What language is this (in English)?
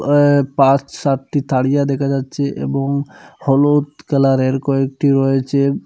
Bangla